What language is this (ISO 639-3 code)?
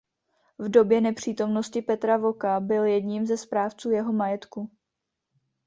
ces